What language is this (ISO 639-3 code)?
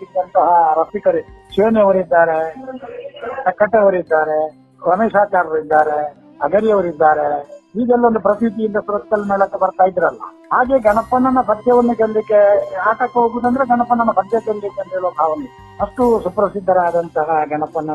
kan